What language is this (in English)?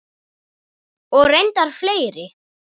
Icelandic